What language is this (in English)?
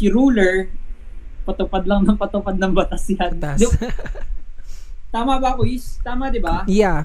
Filipino